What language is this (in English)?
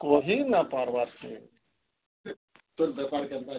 Odia